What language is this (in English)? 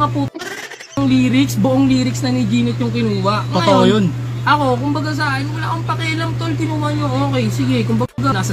Filipino